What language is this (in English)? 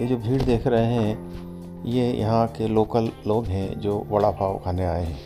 Hindi